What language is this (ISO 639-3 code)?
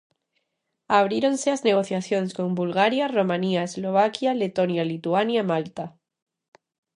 glg